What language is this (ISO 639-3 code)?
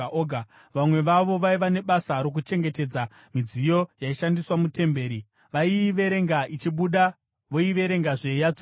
sna